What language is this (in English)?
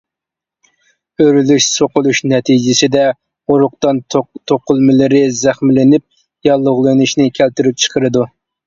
Uyghur